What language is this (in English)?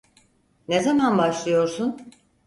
Turkish